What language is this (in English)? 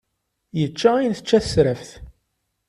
Kabyle